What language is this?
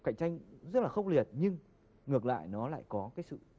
Vietnamese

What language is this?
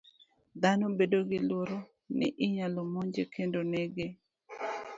Luo (Kenya and Tanzania)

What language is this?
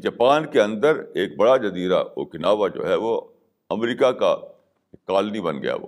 Urdu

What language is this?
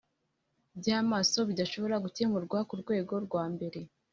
Kinyarwanda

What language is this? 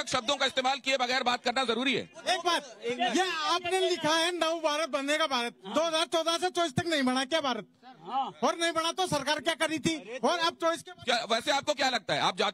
Hindi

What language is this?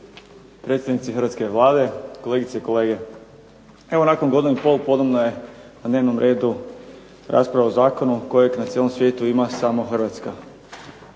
Croatian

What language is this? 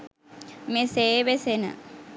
Sinhala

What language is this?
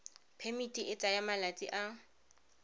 Tswana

